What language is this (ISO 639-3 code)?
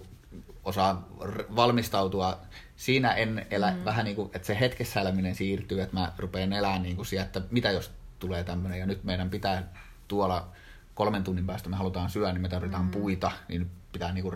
fin